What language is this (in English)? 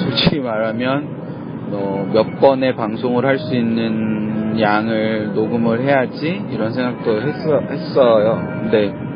Korean